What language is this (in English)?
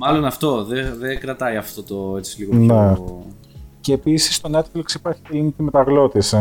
Greek